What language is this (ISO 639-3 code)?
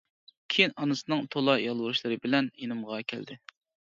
uig